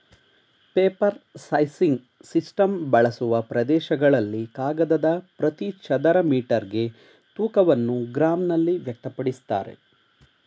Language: Kannada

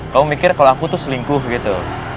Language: Indonesian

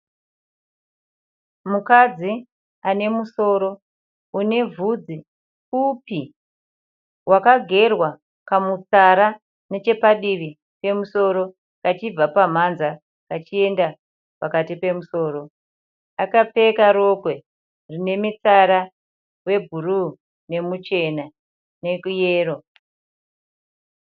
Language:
Shona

